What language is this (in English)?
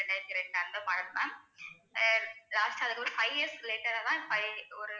Tamil